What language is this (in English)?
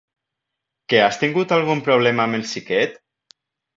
Catalan